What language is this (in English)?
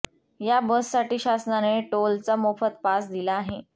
Marathi